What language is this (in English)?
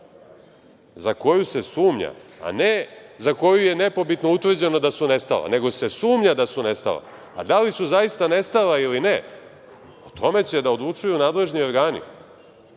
Serbian